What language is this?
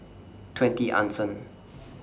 English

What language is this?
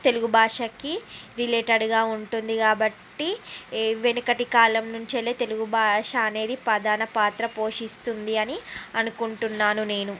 Telugu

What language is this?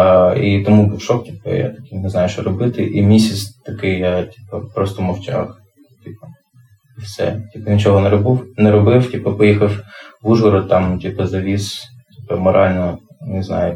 Ukrainian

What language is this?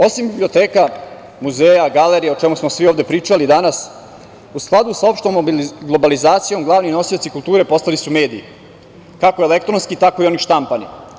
Serbian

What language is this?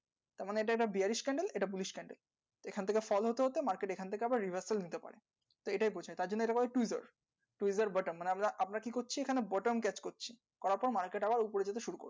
Bangla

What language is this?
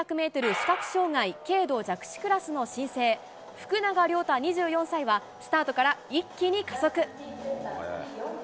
Japanese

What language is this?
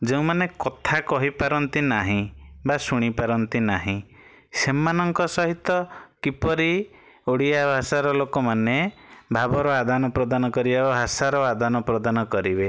Odia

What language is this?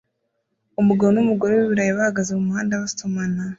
Kinyarwanda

